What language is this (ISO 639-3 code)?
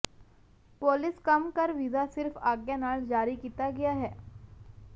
pan